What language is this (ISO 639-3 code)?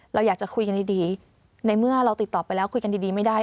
tha